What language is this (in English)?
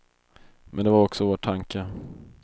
Swedish